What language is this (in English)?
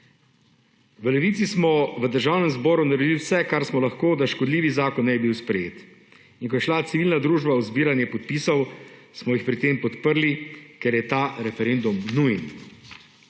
Slovenian